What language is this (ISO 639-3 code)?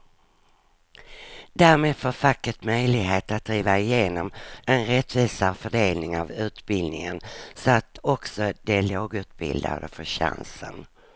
swe